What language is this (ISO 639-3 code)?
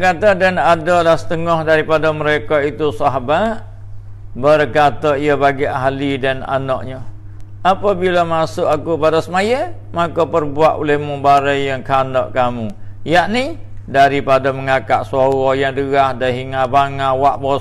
msa